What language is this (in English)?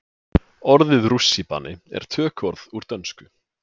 Icelandic